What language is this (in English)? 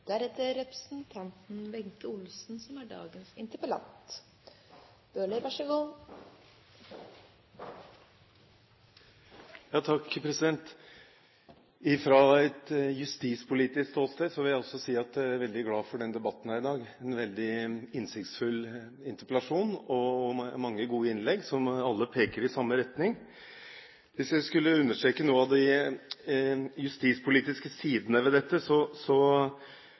Norwegian Bokmål